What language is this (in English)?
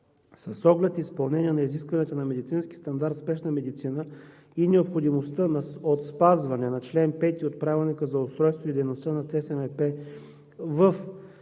Bulgarian